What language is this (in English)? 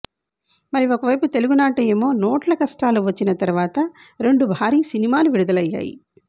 Telugu